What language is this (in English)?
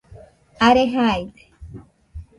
Nüpode Huitoto